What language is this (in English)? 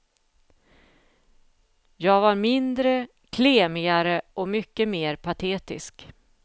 Swedish